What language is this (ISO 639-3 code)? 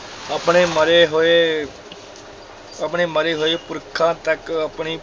pan